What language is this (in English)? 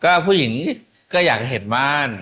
Thai